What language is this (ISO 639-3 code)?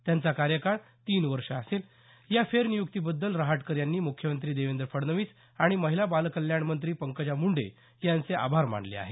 mar